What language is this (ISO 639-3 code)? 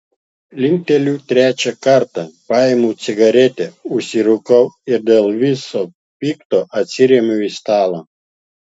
lit